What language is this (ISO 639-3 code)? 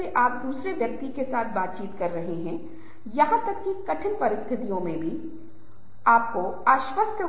hin